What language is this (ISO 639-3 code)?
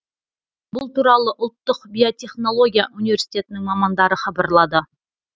kaz